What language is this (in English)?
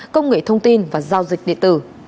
Vietnamese